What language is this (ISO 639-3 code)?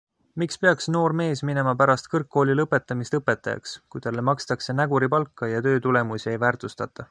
est